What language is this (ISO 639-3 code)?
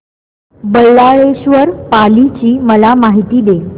mar